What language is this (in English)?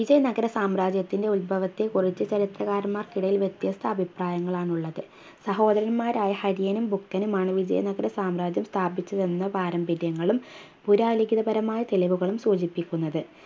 Malayalam